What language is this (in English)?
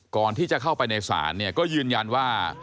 Thai